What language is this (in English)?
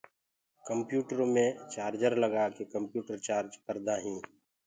Gurgula